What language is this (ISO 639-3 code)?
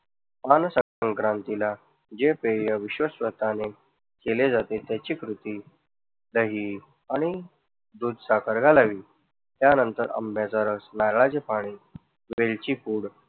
mar